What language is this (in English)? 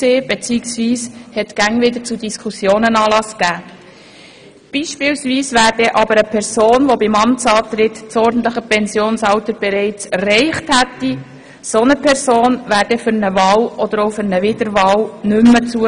Swiss German